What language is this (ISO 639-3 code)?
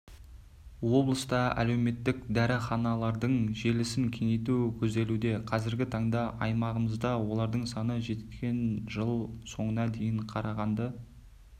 kaz